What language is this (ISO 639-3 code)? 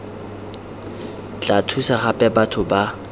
tsn